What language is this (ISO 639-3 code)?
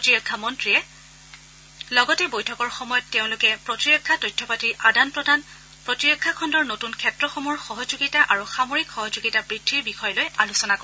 asm